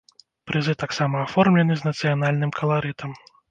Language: Belarusian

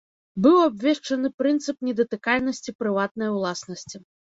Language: Belarusian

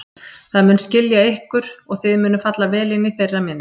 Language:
Icelandic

